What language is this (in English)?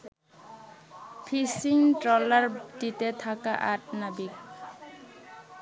Bangla